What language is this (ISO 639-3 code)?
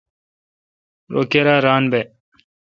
xka